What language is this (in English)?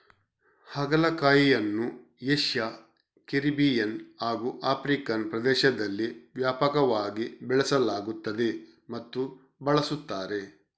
Kannada